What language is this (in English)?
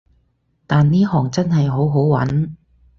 Cantonese